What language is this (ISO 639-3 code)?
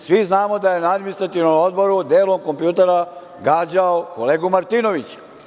srp